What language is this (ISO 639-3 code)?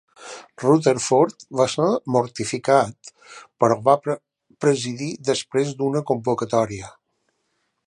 cat